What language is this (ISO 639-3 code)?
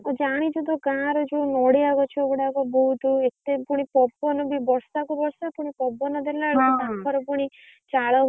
ori